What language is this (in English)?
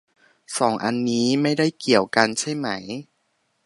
Thai